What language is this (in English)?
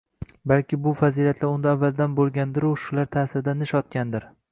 Uzbek